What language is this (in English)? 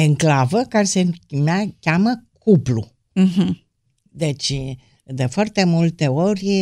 Romanian